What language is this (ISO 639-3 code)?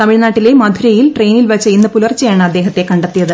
mal